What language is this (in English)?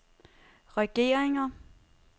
Danish